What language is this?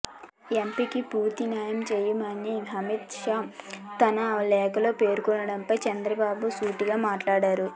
Telugu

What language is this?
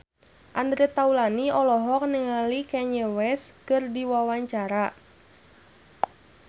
Sundanese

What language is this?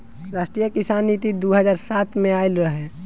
Bhojpuri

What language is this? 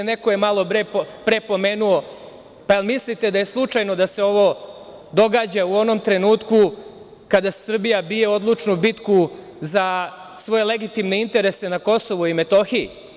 Serbian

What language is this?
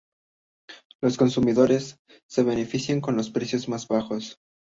Spanish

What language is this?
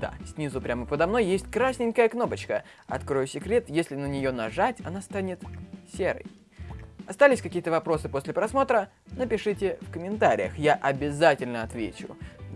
Russian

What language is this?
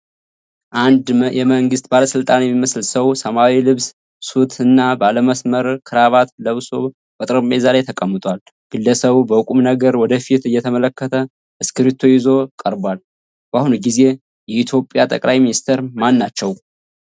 Amharic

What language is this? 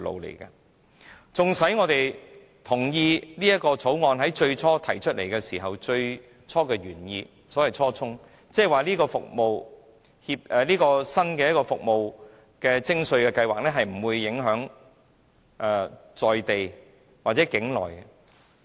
Cantonese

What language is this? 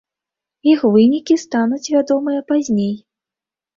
Belarusian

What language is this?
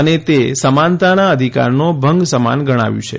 Gujarati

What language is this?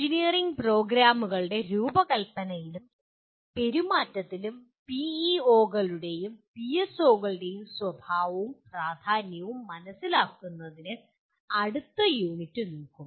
Malayalam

